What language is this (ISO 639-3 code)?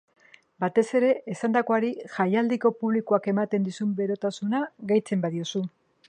eus